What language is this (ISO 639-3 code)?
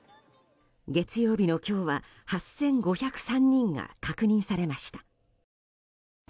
jpn